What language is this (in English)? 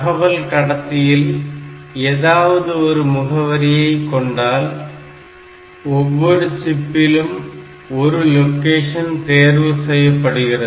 Tamil